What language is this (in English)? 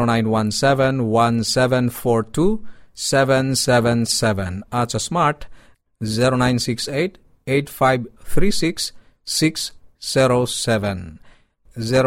Filipino